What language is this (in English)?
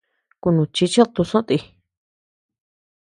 Tepeuxila Cuicatec